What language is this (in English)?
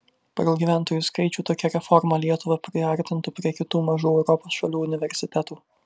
Lithuanian